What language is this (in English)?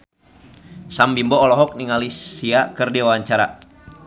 Sundanese